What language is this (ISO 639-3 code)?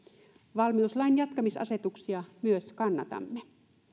fin